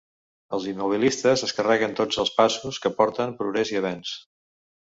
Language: Catalan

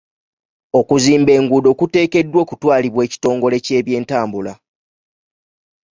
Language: Ganda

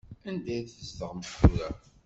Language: Kabyle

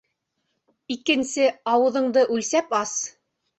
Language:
Bashkir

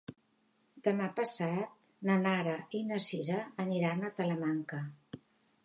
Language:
Catalan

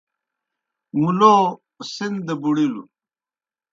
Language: Kohistani Shina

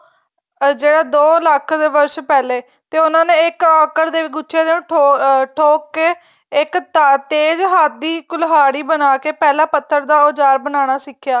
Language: Punjabi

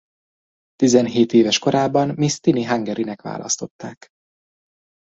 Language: Hungarian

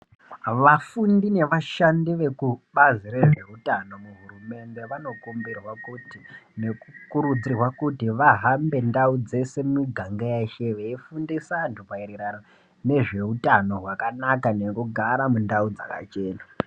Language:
Ndau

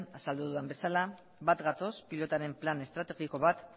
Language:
Basque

